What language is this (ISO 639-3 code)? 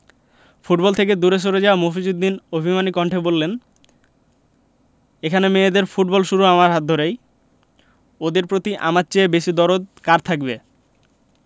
ben